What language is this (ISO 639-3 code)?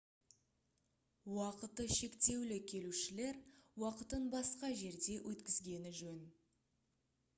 kaz